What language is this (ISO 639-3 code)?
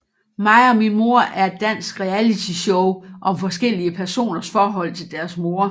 dan